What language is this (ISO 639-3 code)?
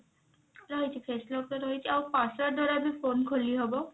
ori